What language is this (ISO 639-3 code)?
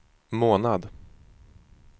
swe